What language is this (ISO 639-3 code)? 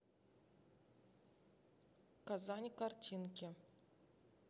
rus